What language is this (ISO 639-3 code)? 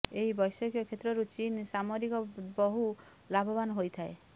ori